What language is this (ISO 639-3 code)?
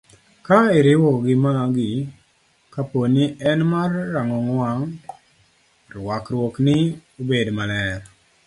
luo